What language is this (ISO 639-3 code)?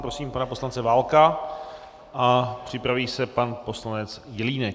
ces